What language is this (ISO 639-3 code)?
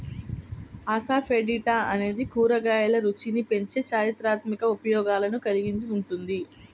tel